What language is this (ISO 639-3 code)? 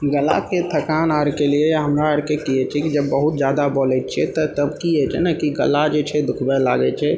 mai